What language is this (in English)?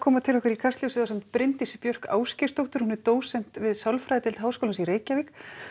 Icelandic